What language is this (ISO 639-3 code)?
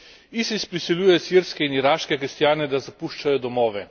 slv